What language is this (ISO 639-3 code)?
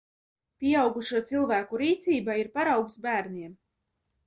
lav